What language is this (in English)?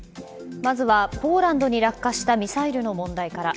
Japanese